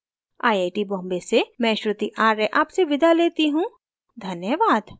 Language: Hindi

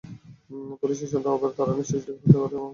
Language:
Bangla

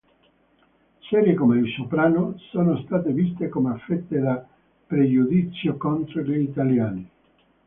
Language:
Italian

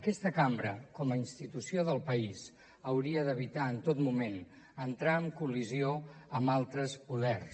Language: Catalan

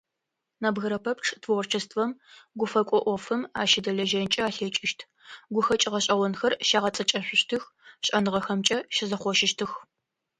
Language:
Adyghe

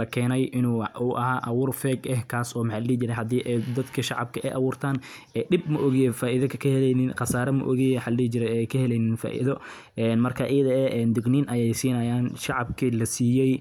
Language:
Somali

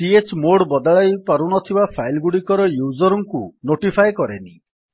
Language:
Odia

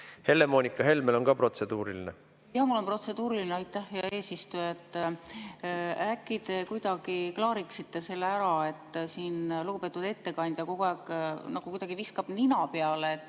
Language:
Estonian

